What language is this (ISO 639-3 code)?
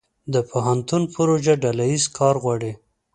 pus